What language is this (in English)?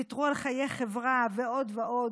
Hebrew